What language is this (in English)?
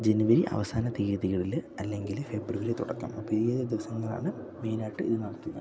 Malayalam